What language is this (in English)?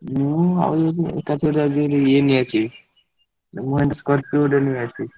Odia